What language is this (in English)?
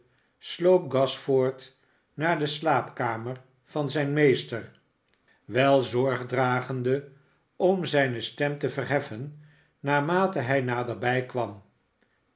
Dutch